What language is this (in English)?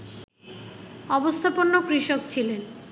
Bangla